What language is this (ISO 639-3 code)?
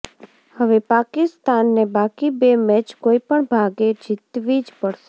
guj